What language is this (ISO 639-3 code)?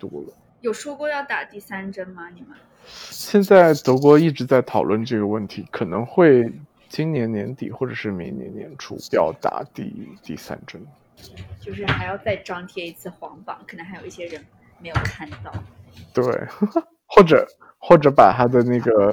zho